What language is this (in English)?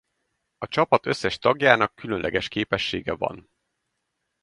Hungarian